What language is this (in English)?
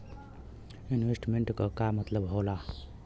Bhojpuri